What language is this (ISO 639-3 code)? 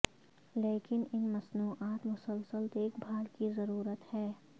urd